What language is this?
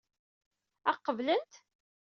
Kabyle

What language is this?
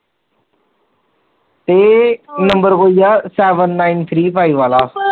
Punjabi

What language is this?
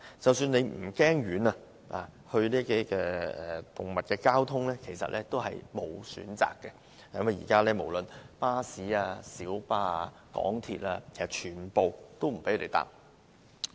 Cantonese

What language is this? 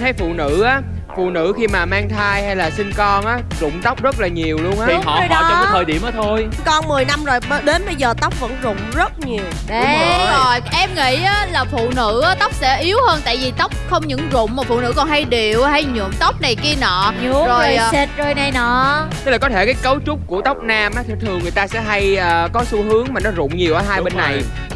Vietnamese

